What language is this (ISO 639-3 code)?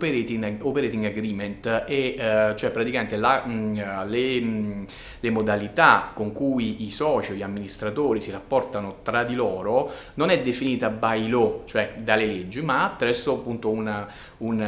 ita